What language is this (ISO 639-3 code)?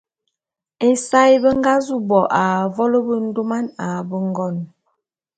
bum